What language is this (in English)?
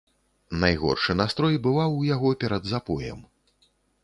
Belarusian